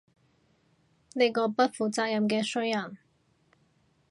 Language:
Cantonese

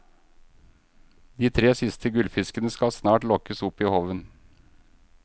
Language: Norwegian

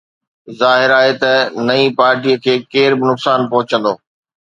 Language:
Sindhi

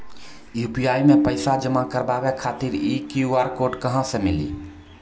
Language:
Maithili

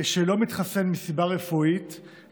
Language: Hebrew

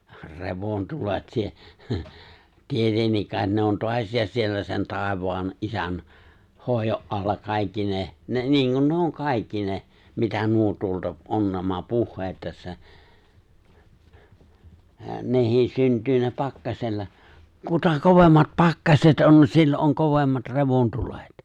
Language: Finnish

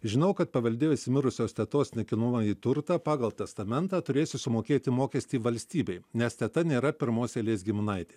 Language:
Lithuanian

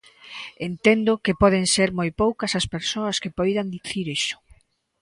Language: Galician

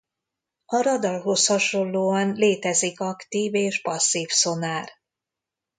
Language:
Hungarian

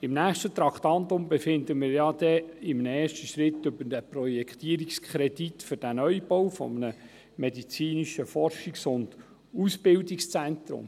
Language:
Swiss German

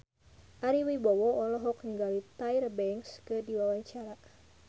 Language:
Sundanese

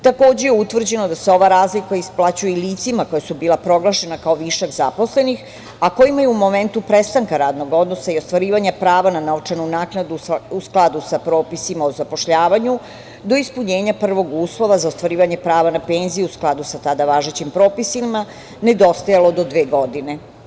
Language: Serbian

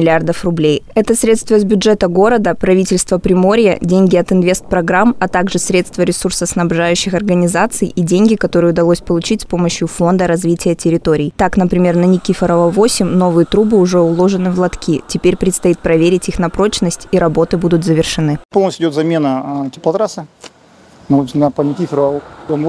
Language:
Russian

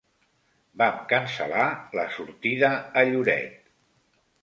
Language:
Catalan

